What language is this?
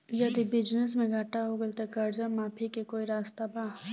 Bhojpuri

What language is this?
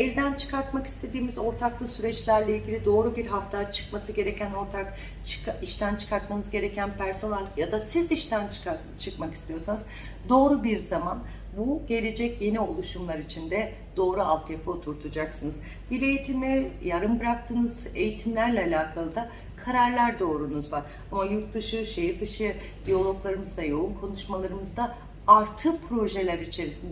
Turkish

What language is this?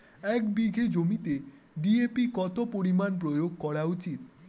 Bangla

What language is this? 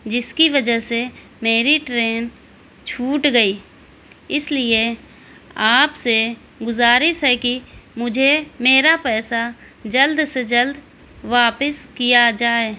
Urdu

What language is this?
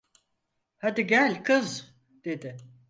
Turkish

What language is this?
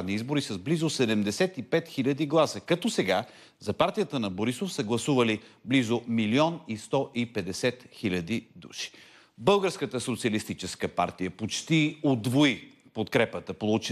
Bulgarian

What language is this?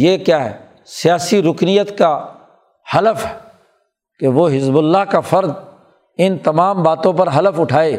Urdu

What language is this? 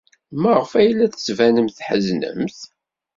Kabyle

